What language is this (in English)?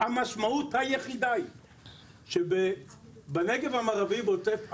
Hebrew